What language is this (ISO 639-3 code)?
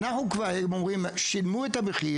heb